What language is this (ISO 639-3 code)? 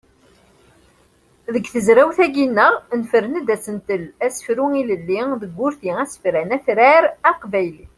kab